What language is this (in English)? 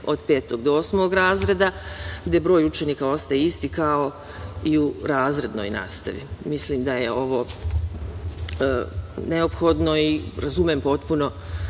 Serbian